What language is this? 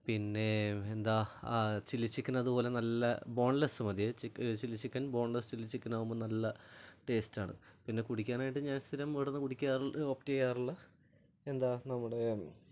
Malayalam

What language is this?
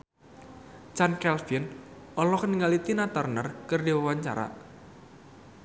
Sundanese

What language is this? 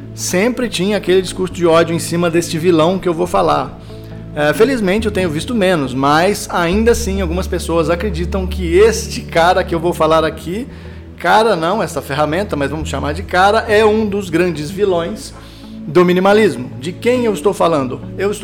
Portuguese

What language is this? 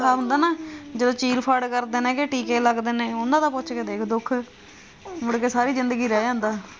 Punjabi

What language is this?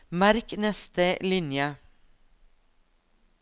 Norwegian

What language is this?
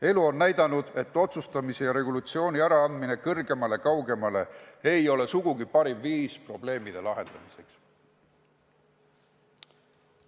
Estonian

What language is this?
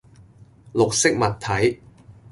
Cantonese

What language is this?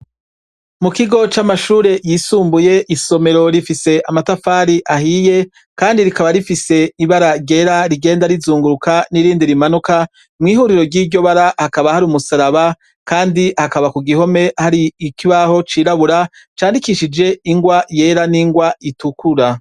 Rundi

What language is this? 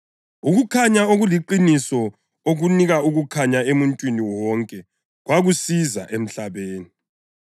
North Ndebele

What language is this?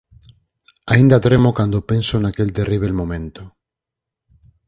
Galician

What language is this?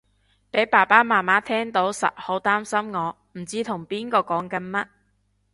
Cantonese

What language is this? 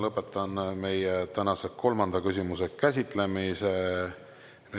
Estonian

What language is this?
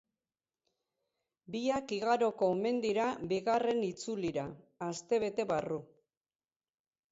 Basque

